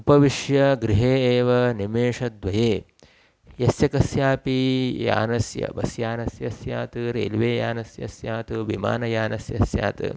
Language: Sanskrit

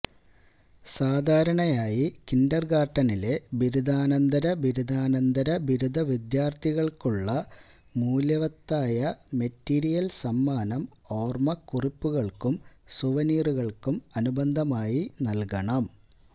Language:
Malayalam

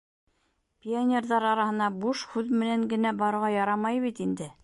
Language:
Bashkir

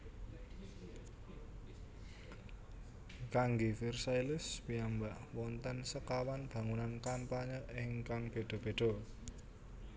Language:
Javanese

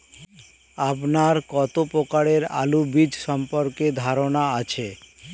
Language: Bangla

